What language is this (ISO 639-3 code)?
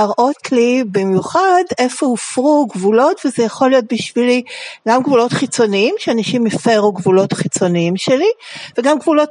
heb